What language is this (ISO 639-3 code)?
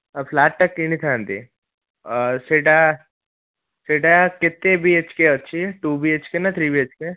ori